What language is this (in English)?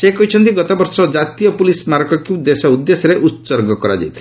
Odia